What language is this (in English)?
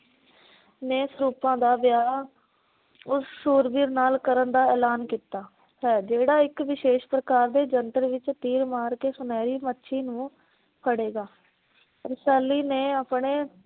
Punjabi